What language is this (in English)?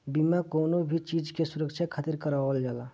Bhojpuri